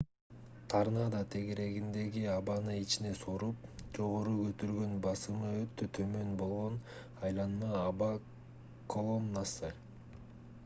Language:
Kyrgyz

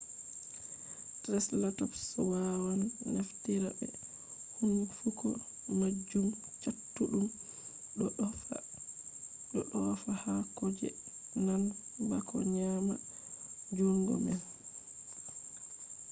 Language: Fula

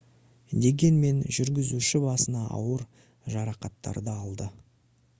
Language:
Kazakh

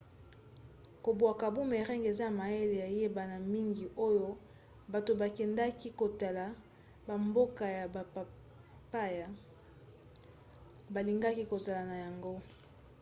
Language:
Lingala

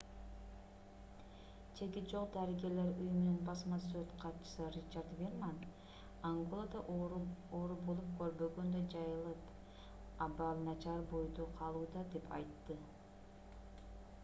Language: Kyrgyz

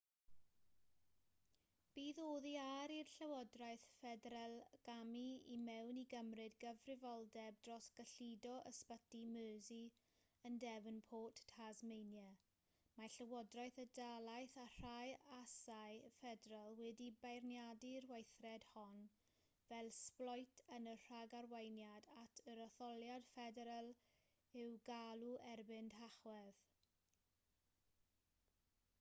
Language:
Welsh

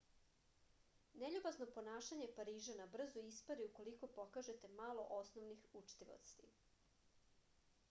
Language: Serbian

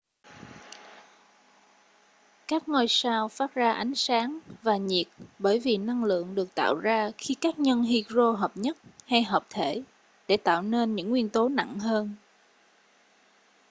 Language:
Vietnamese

